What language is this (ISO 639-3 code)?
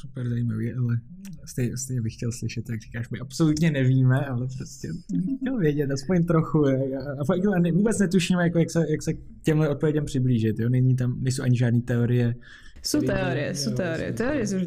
ces